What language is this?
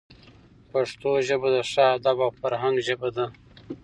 Pashto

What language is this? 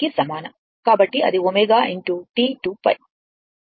Telugu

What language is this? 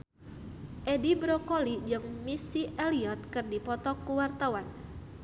Sundanese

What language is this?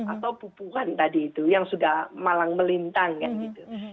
Indonesian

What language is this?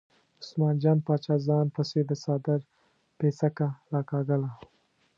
Pashto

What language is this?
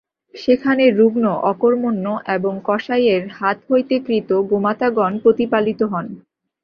Bangla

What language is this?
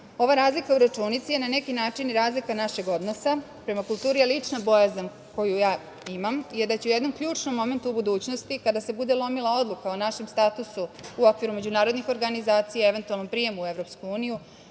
Serbian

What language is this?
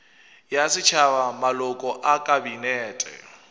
Northern Sotho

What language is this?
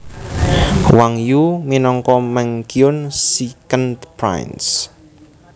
Javanese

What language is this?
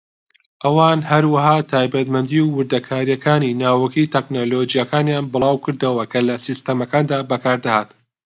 Central Kurdish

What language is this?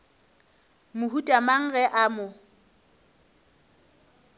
Northern Sotho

